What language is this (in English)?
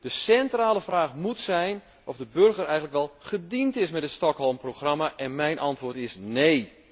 Dutch